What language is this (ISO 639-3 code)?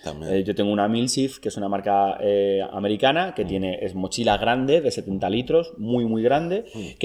spa